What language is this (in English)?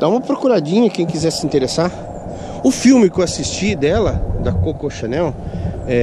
Portuguese